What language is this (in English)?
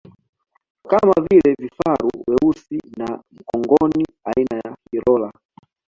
Swahili